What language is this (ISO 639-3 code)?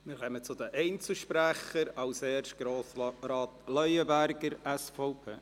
gsw